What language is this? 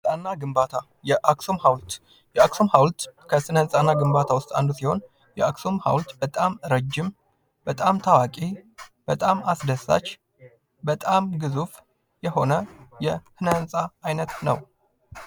Amharic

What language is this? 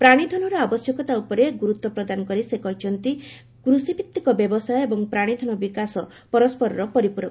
Odia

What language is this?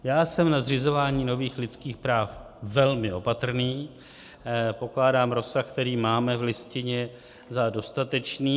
Czech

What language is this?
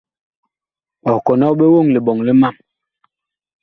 Bakoko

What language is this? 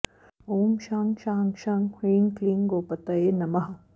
Sanskrit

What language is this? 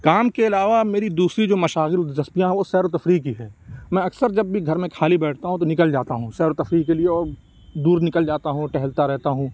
Urdu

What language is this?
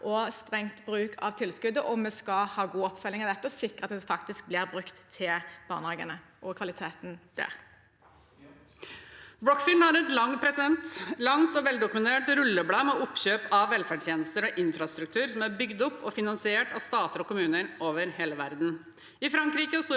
Norwegian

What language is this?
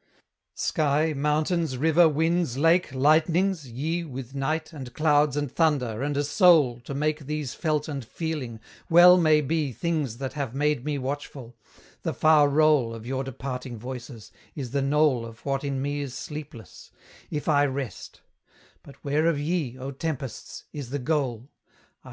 English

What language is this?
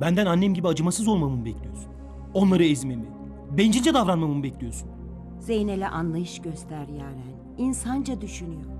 Turkish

